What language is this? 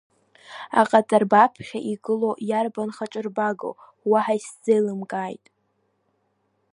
Abkhazian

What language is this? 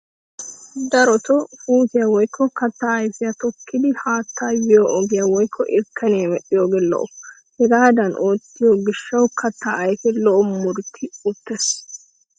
Wolaytta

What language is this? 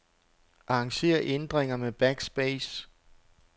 Danish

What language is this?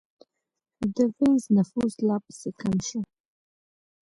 Pashto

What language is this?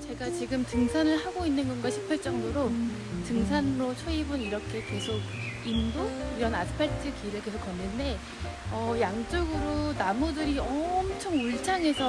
Korean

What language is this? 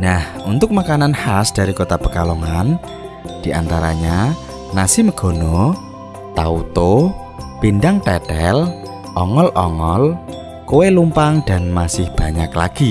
Indonesian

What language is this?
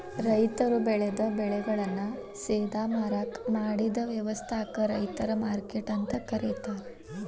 Kannada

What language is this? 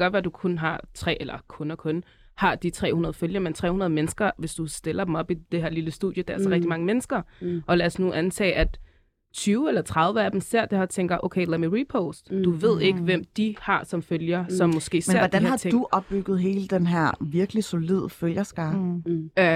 Danish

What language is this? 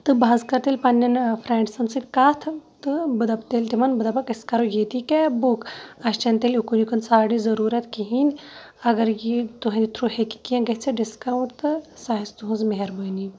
Kashmiri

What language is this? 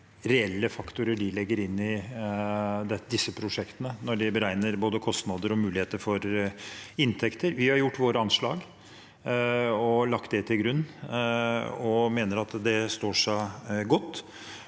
Norwegian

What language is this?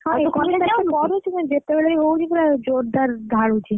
Odia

